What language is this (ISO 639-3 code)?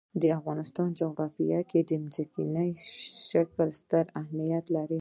pus